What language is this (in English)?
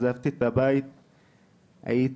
Hebrew